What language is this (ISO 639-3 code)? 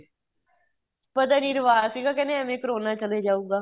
pan